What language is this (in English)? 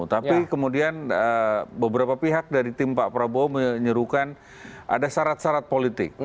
Indonesian